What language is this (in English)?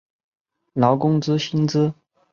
Chinese